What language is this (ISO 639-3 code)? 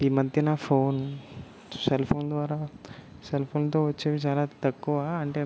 tel